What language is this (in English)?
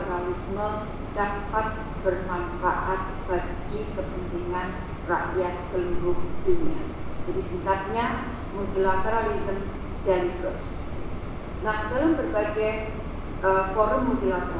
Indonesian